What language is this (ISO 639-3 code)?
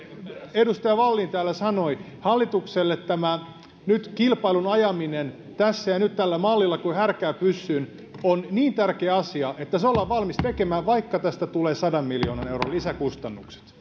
fin